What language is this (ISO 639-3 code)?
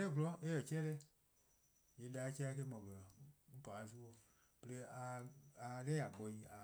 kqo